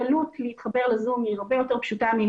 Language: Hebrew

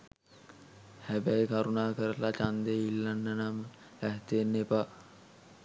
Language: Sinhala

